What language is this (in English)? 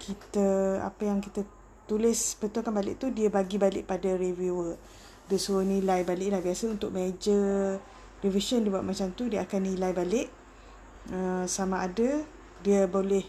Malay